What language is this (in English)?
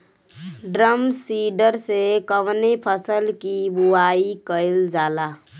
Bhojpuri